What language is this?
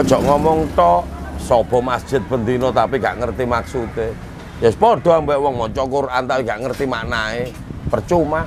Indonesian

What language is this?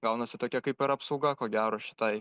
Lithuanian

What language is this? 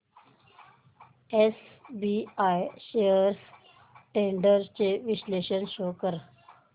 Marathi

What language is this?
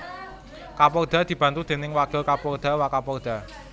Javanese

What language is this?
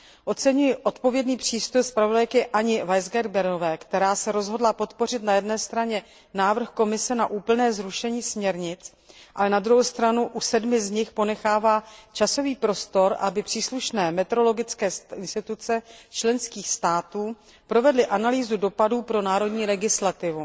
Czech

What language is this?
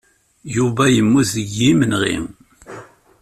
Kabyle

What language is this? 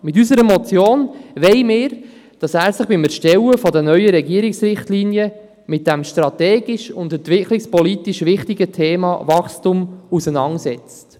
Swiss German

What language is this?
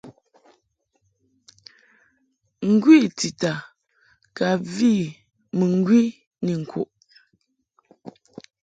Mungaka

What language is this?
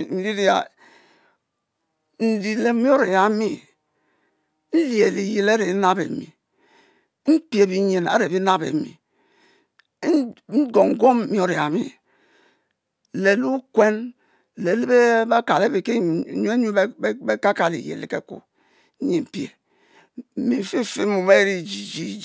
Mbe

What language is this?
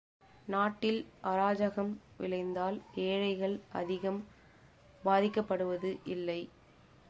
Tamil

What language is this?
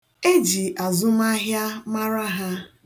Igbo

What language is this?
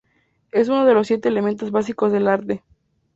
Spanish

